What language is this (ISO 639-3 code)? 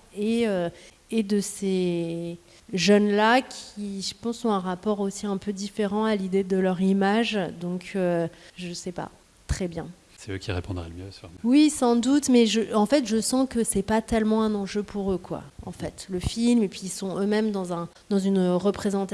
fra